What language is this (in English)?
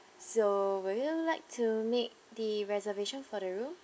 English